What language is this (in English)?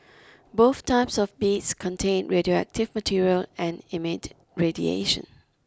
English